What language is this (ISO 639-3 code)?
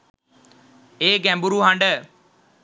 sin